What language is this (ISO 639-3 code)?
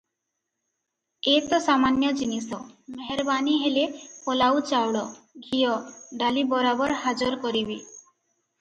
ori